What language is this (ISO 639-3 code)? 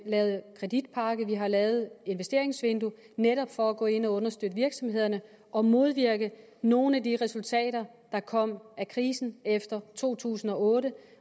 dan